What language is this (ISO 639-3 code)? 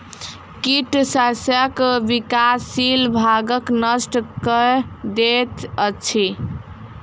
mai